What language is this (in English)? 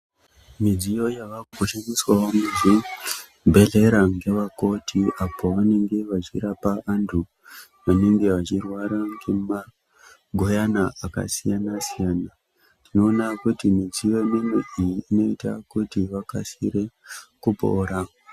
Ndau